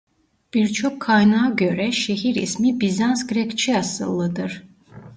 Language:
Turkish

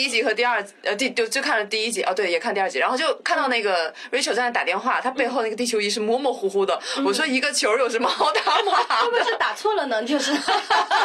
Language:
Chinese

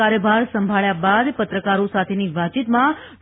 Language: Gujarati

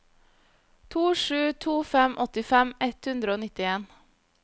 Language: Norwegian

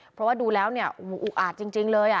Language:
Thai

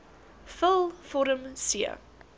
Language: Afrikaans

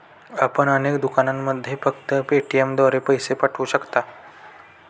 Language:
Marathi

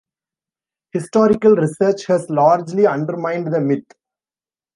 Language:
English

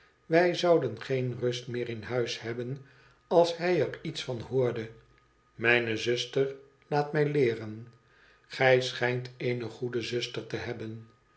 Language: Dutch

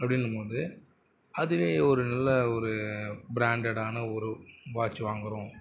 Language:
Tamil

